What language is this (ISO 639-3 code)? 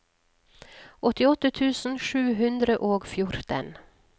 nor